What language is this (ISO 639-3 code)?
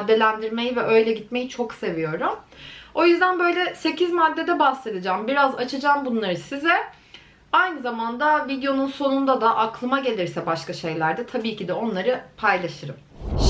tur